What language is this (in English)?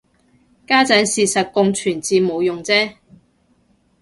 Cantonese